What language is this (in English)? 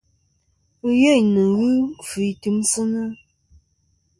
Kom